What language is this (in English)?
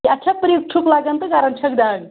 Kashmiri